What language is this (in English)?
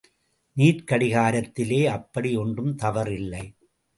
Tamil